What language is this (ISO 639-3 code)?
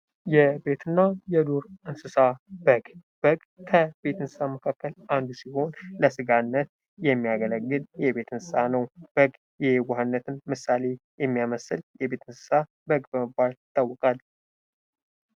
amh